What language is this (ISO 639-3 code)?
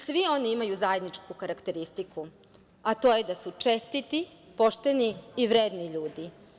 srp